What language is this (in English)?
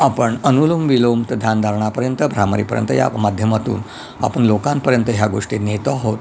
Marathi